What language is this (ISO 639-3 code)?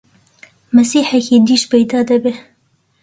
ckb